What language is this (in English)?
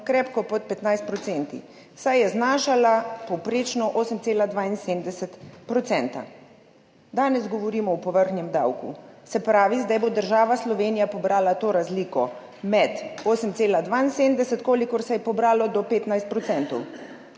Slovenian